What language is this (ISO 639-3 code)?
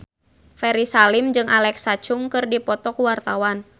sun